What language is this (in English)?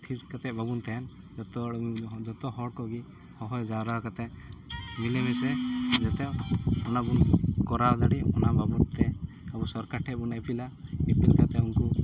Santali